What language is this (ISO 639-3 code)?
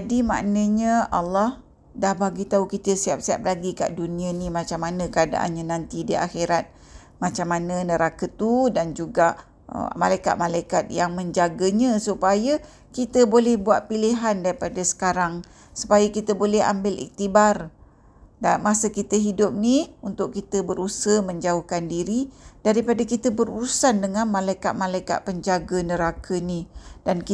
msa